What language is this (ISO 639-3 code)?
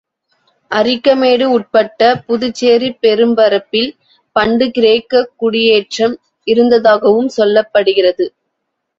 tam